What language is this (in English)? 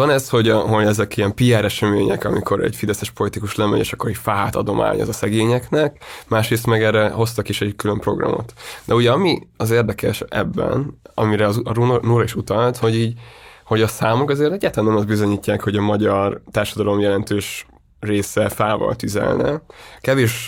Hungarian